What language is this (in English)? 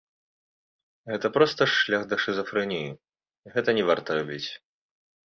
Belarusian